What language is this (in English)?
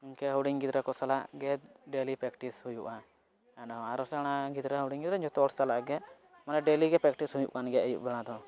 Santali